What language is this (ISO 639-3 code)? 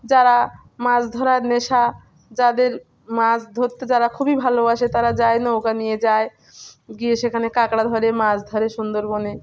ben